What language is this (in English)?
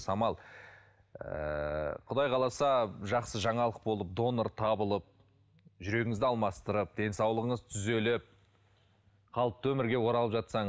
Kazakh